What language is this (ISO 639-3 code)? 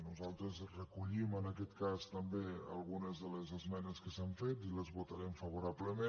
cat